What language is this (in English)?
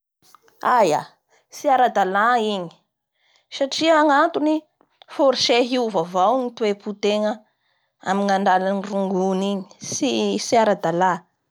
Bara Malagasy